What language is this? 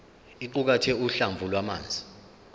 Zulu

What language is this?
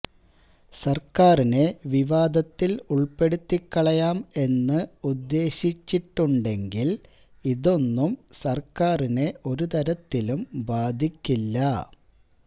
Malayalam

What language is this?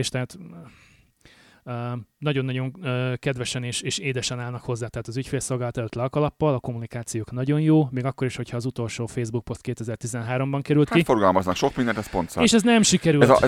Hungarian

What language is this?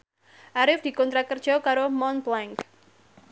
Javanese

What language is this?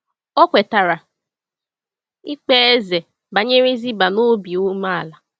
Igbo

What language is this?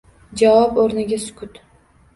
Uzbek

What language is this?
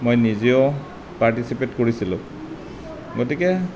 Assamese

